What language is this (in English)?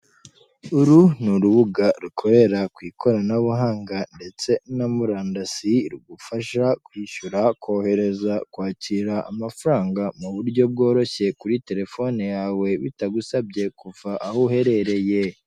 Kinyarwanda